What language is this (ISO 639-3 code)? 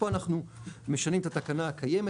heb